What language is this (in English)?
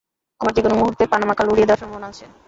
Bangla